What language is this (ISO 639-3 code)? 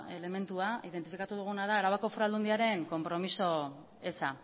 eus